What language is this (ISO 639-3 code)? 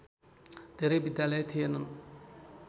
nep